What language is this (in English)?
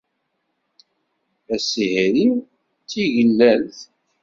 Kabyle